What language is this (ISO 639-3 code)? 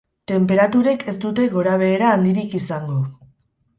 eus